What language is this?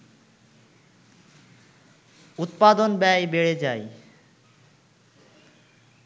Bangla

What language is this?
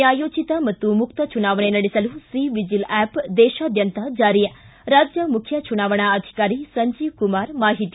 Kannada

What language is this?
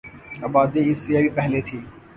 Urdu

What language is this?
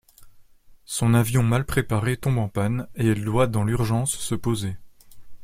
French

